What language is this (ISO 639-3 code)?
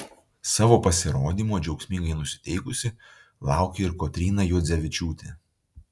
lit